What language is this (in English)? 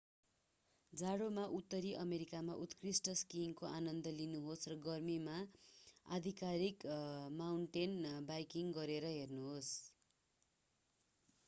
Nepali